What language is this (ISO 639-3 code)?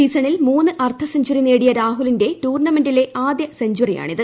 mal